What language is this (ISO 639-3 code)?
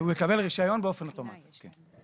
heb